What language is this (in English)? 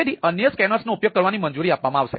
Gujarati